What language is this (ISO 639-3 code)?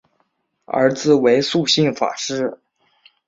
zho